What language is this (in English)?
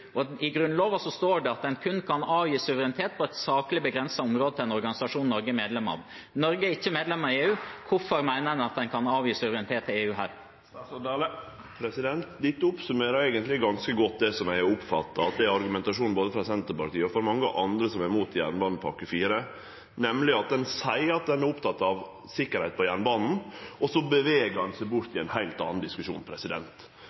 Norwegian